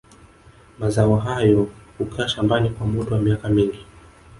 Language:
Swahili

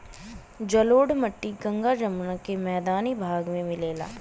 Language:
Bhojpuri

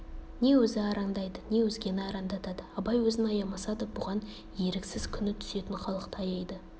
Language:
Kazakh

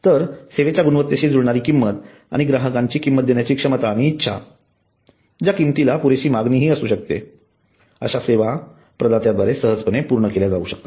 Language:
Marathi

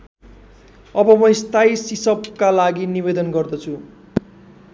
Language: Nepali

